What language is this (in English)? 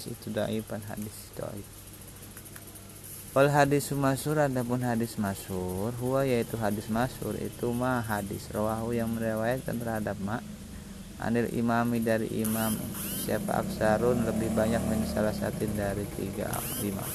Indonesian